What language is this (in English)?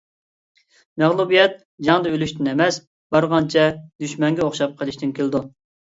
Uyghur